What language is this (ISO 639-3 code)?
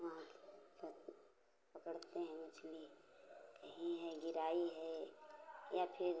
hin